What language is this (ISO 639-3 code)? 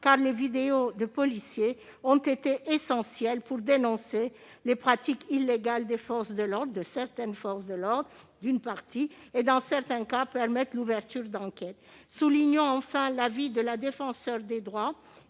fra